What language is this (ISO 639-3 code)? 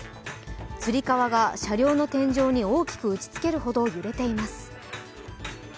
jpn